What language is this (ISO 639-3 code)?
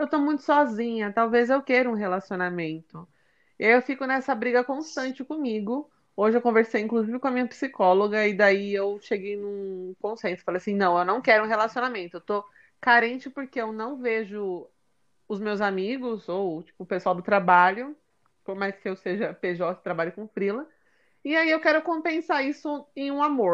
por